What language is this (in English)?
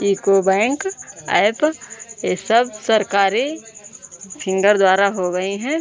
Hindi